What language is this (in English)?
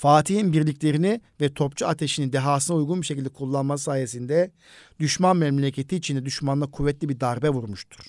Turkish